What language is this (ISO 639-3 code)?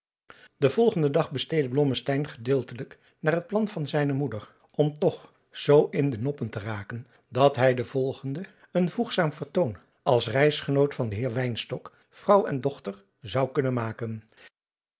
nld